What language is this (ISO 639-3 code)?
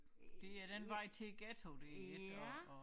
dan